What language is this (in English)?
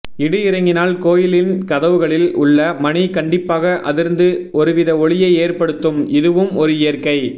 Tamil